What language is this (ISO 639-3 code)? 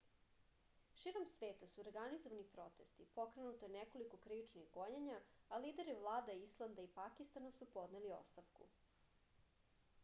srp